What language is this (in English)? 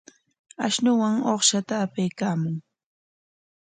Corongo Ancash Quechua